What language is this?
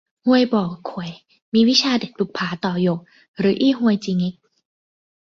Thai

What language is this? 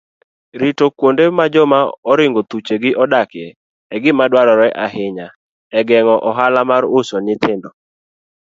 Luo (Kenya and Tanzania)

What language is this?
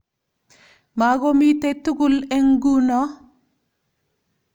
Kalenjin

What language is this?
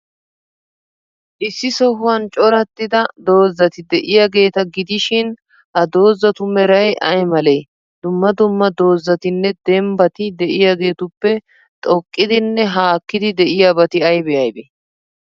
Wolaytta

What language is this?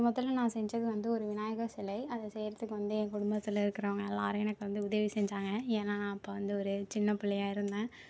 Tamil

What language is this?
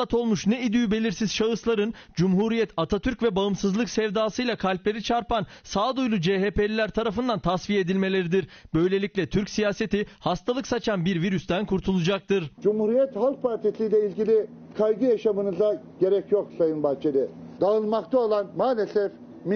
Turkish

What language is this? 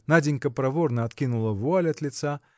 Russian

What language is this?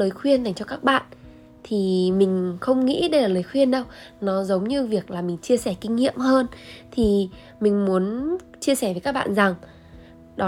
Vietnamese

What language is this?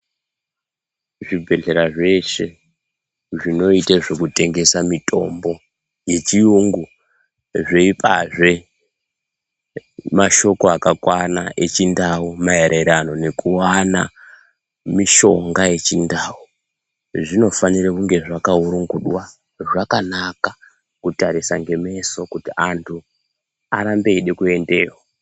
Ndau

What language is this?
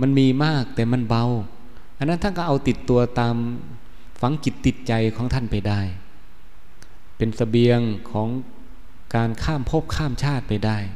Thai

